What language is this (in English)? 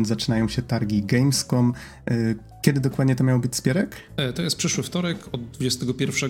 Polish